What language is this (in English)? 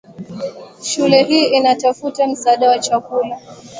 Swahili